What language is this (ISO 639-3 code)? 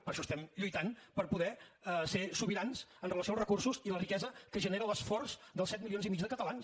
cat